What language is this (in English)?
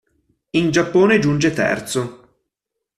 Italian